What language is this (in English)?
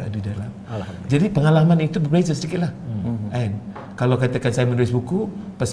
Malay